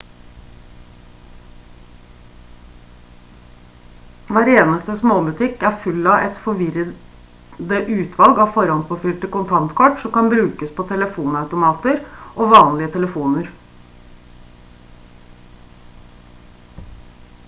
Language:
Norwegian Bokmål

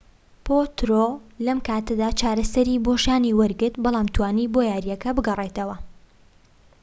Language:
Central Kurdish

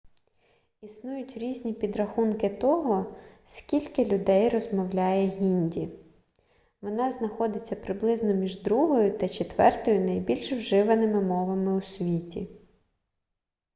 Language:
Ukrainian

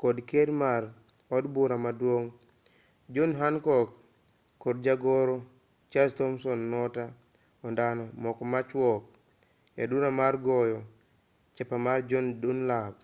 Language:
Luo (Kenya and Tanzania)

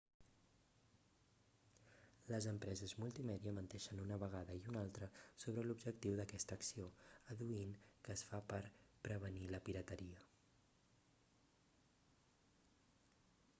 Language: Catalan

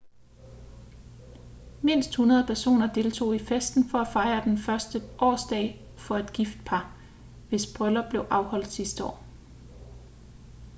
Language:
Danish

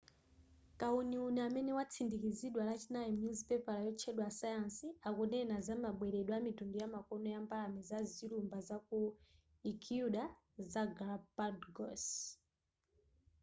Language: Nyanja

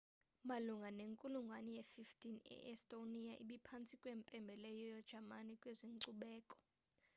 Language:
Xhosa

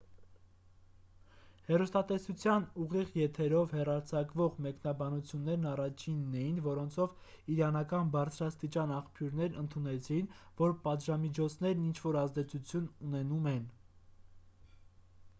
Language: Armenian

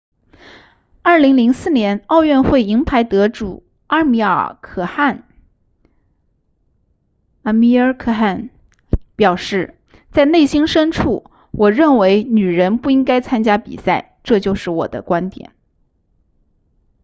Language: Chinese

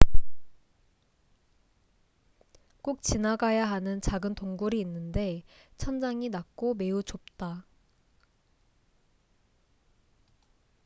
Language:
Korean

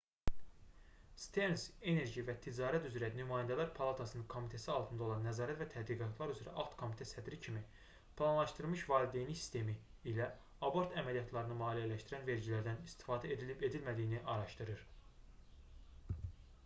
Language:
Azerbaijani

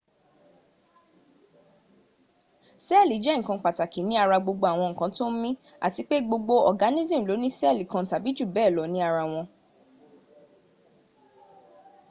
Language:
Yoruba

